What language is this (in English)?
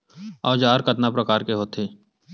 Chhattisgarhi